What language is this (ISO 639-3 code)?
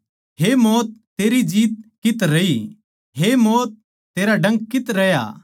bgc